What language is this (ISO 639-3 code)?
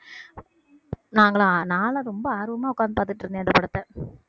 tam